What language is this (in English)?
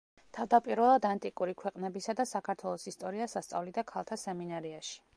Georgian